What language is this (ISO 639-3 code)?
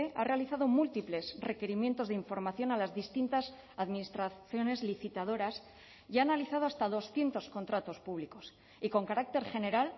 spa